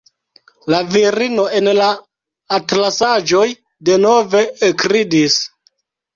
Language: Esperanto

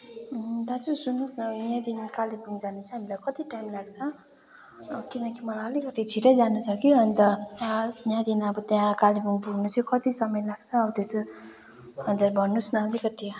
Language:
Nepali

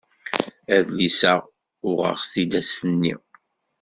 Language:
Kabyle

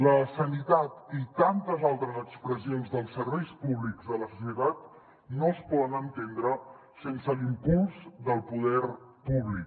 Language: Catalan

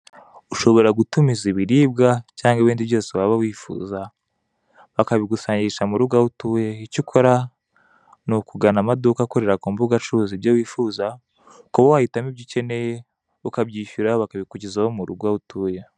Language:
Kinyarwanda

